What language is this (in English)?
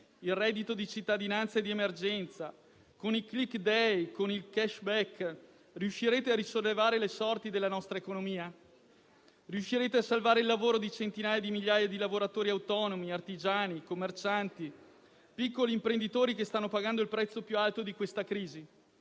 Italian